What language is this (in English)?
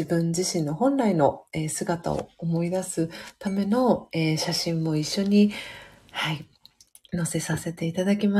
Japanese